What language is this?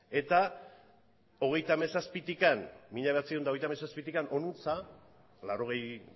Basque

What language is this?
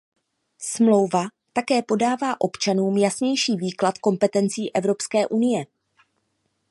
Czech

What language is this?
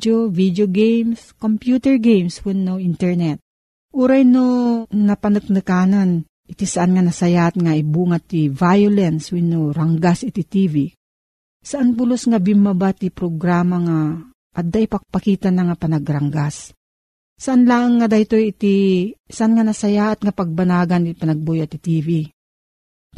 Filipino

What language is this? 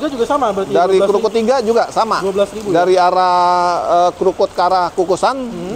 Indonesian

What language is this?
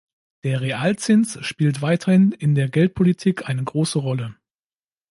German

